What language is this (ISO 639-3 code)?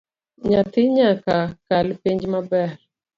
luo